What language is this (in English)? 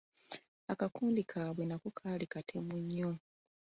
Ganda